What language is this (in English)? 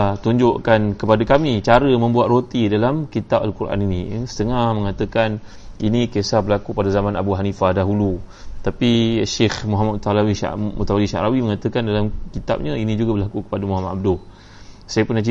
Malay